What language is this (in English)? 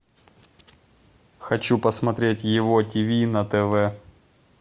Russian